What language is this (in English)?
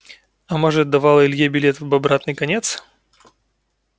Russian